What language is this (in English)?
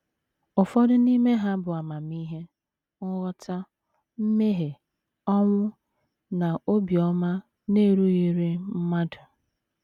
Igbo